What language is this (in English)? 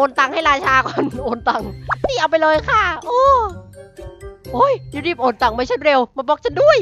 Thai